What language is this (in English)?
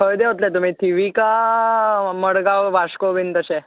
Konkani